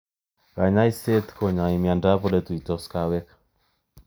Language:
Kalenjin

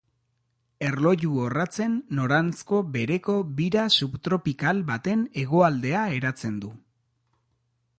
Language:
Basque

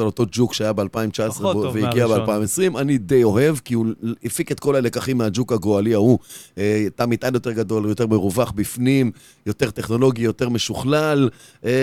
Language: Hebrew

